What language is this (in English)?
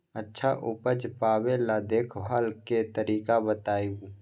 Magahi